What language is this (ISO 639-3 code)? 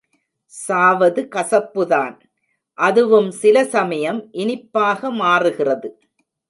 tam